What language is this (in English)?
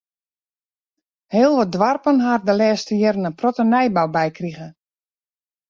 Western Frisian